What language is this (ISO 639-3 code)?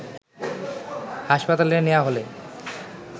ben